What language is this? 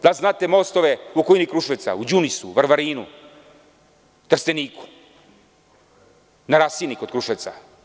Serbian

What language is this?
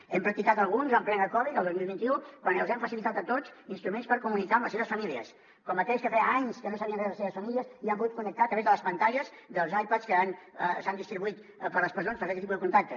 Catalan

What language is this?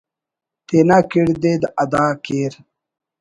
Brahui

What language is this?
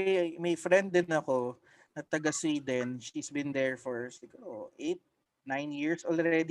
Filipino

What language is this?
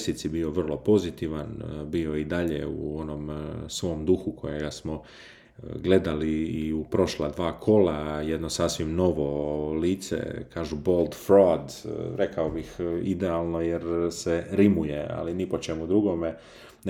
Croatian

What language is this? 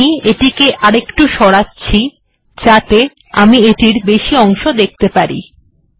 Bangla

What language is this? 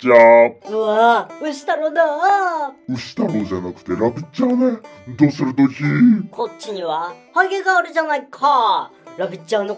Japanese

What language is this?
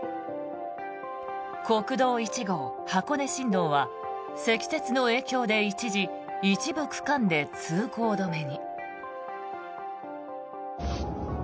Japanese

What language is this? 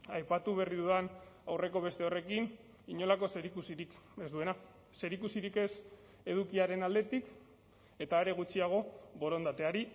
Basque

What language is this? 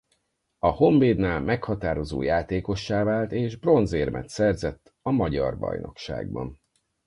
Hungarian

